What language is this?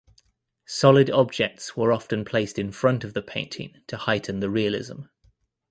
English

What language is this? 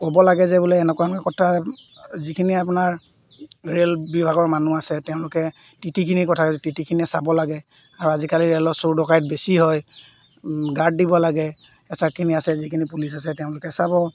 Assamese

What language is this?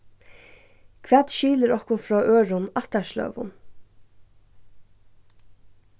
Faroese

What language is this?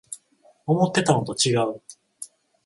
Japanese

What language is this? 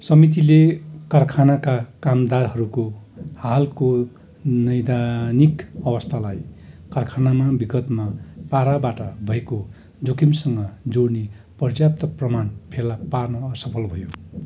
Nepali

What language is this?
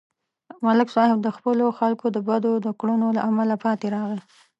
Pashto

